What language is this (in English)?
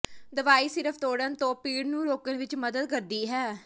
Punjabi